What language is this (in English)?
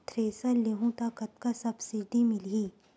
Chhattisgarhi